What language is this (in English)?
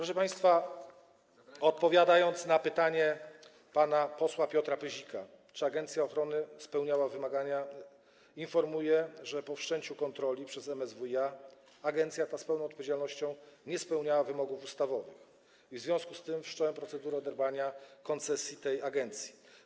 Polish